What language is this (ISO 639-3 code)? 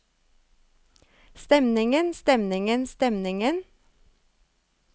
nor